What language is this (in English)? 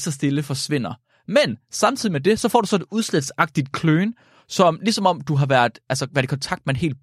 Danish